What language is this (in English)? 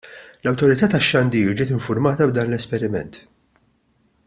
Maltese